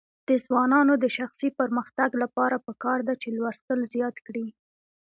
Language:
Pashto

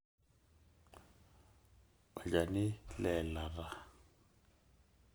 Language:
Masai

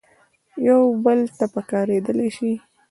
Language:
Pashto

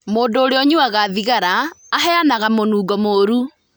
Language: Kikuyu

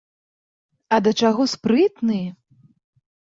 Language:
Belarusian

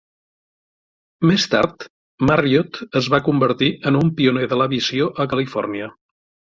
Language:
Catalan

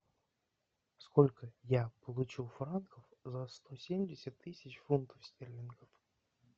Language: Russian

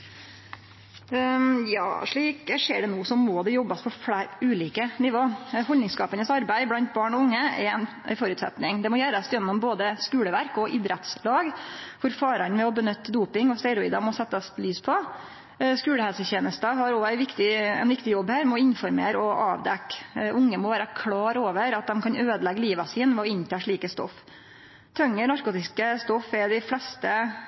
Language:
Norwegian Nynorsk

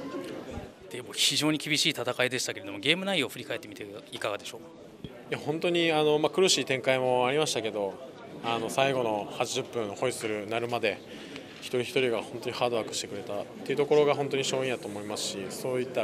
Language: Japanese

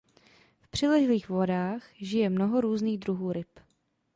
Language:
Czech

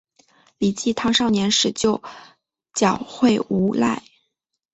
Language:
Chinese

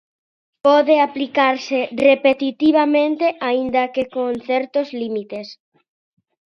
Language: Galician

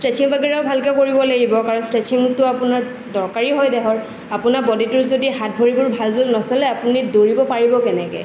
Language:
Assamese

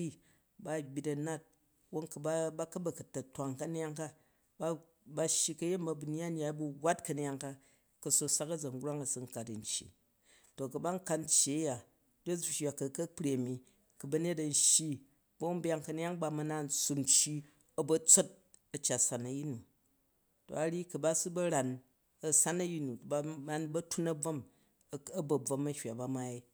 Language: Jju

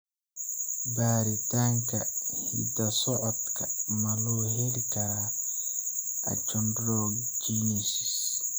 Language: Somali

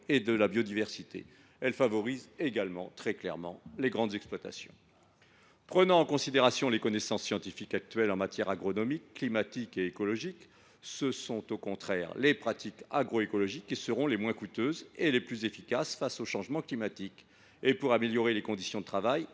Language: French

